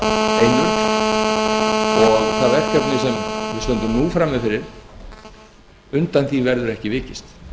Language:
Icelandic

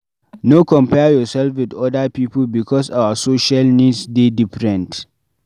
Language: Nigerian Pidgin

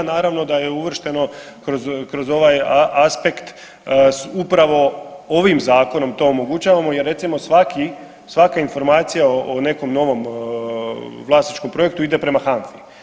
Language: Croatian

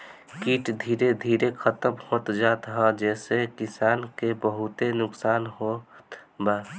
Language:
Bhojpuri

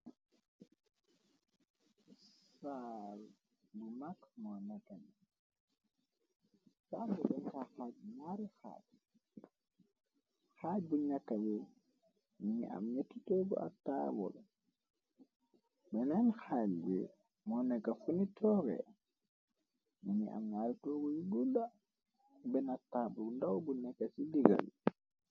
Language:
Wolof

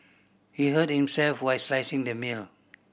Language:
English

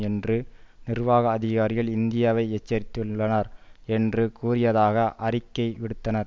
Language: Tamil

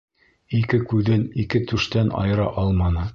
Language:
Bashkir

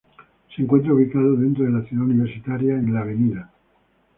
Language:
Spanish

